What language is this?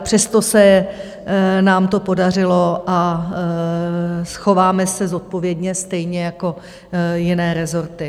Czech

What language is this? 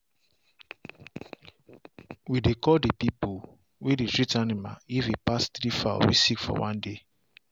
Nigerian Pidgin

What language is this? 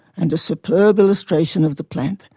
English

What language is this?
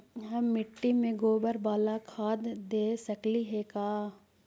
Magahi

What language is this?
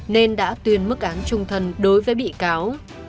Vietnamese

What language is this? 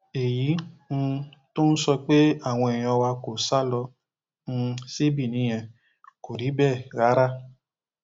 Yoruba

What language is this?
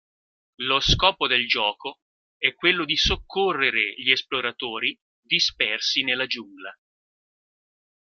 Italian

